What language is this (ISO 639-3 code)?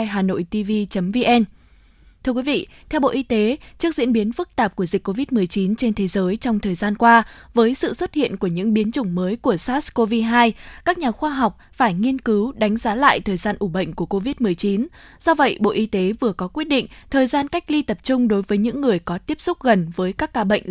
vie